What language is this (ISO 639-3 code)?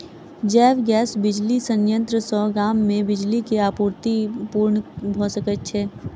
mai